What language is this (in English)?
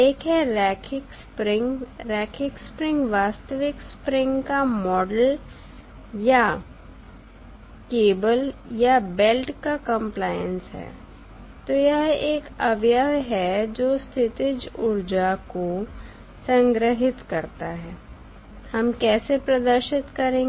Hindi